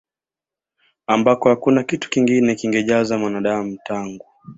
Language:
Swahili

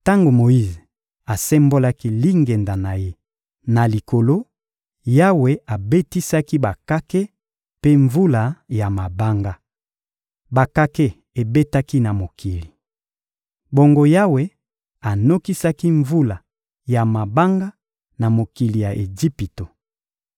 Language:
Lingala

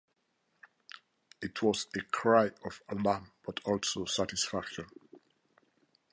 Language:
English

